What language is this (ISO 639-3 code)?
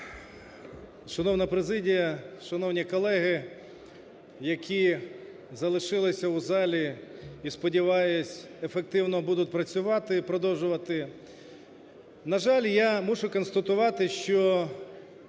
ukr